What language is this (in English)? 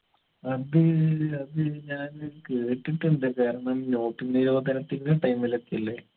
Malayalam